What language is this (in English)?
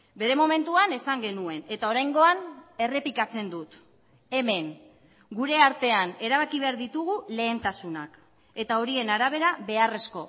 Basque